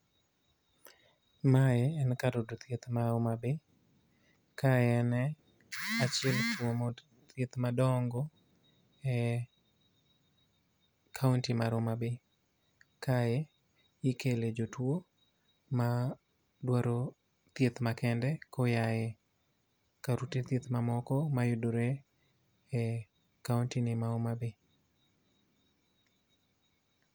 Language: Luo (Kenya and Tanzania)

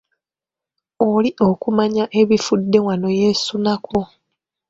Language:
Ganda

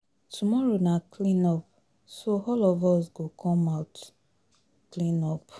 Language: Nigerian Pidgin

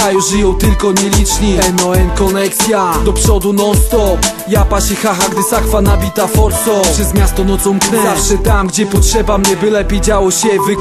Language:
Polish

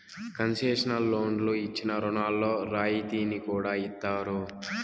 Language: Telugu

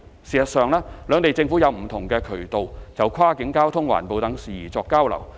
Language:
Cantonese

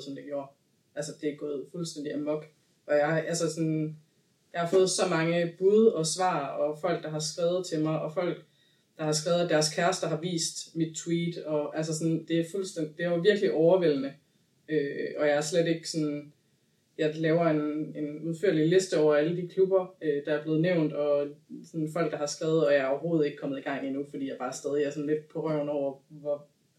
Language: Danish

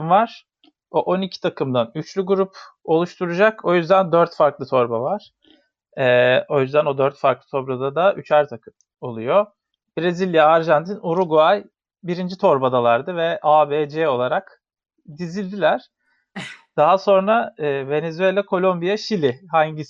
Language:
Turkish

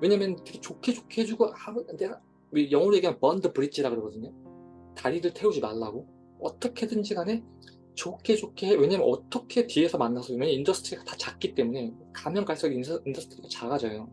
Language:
Korean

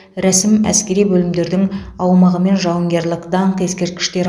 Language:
Kazakh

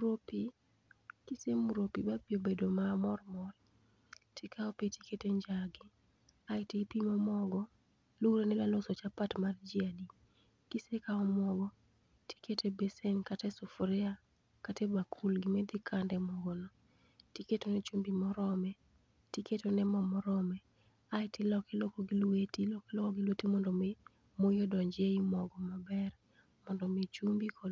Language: Luo (Kenya and Tanzania)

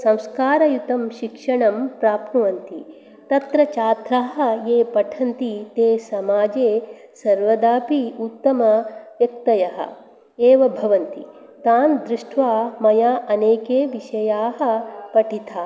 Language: Sanskrit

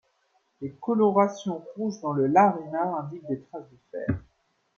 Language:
French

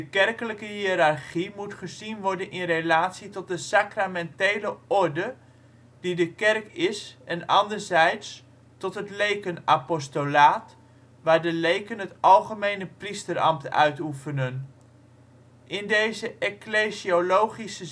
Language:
Dutch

